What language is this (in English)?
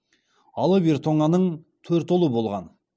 Kazakh